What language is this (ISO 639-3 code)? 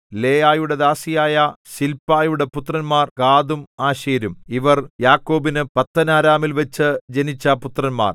mal